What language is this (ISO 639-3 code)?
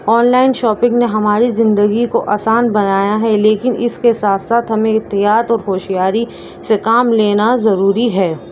urd